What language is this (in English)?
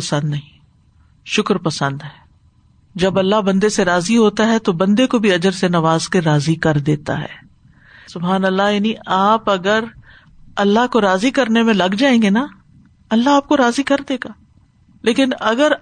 Urdu